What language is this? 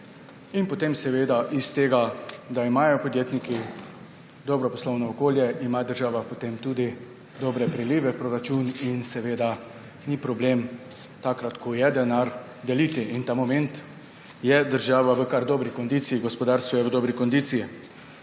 Slovenian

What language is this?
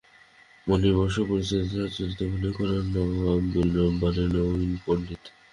Bangla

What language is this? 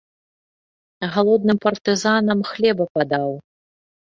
Belarusian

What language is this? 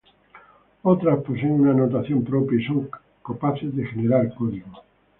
Spanish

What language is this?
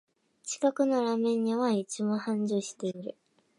Japanese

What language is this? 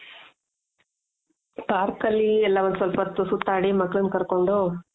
Kannada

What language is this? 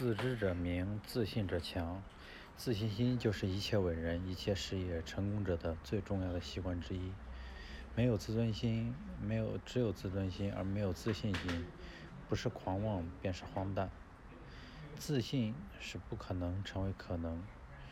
Chinese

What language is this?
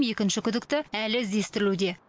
Kazakh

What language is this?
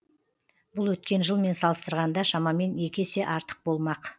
Kazakh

